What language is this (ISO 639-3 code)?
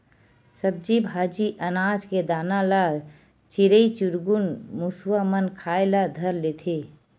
hne